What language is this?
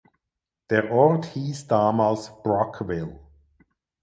German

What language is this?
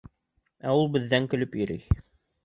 Bashkir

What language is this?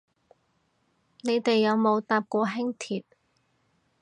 Cantonese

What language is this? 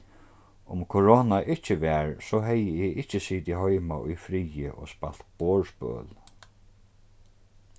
Faroese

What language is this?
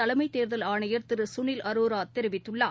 Tamil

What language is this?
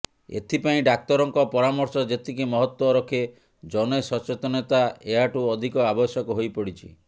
Odia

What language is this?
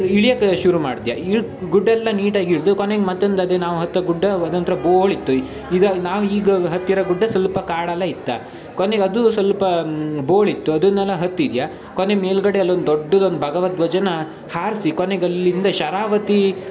Kannada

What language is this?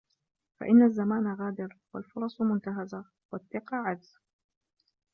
Arabic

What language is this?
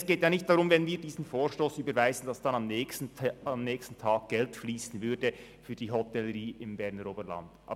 Swiss German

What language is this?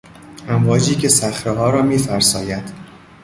Persian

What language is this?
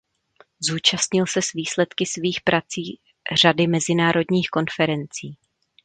Czech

